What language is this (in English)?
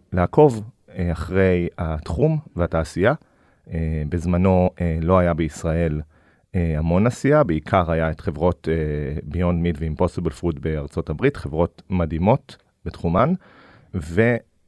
Hebrew